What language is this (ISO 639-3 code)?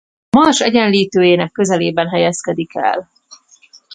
hun